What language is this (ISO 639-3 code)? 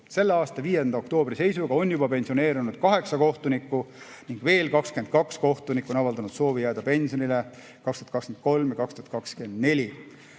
est